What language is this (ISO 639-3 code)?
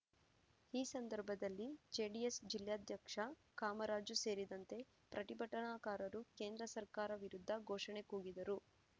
kan